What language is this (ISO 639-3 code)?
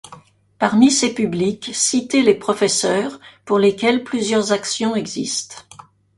fra